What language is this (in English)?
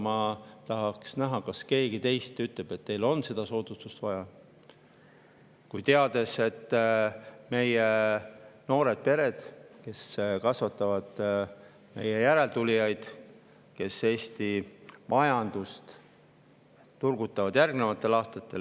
Estonian